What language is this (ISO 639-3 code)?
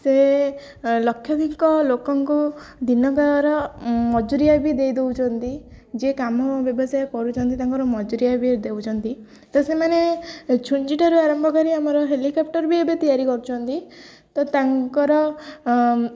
ori